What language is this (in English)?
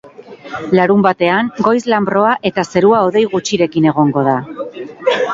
Basque